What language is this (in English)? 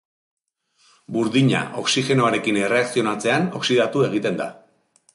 Basque